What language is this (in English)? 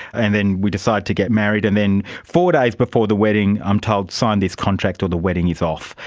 English